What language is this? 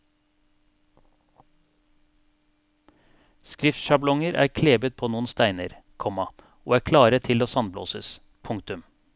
Norwegian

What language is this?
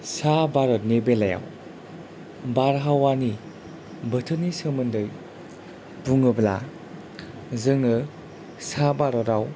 Bodo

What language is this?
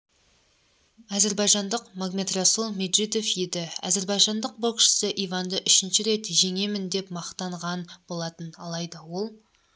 Kazakh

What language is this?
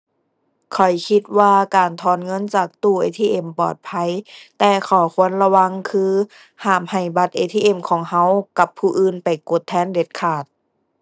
Thai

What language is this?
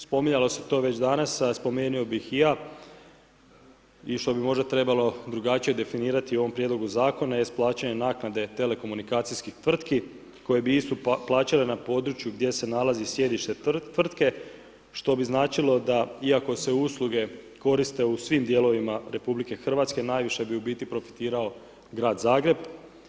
Croatian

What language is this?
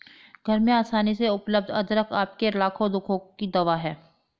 Hindi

